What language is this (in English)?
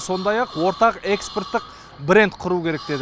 Kazakh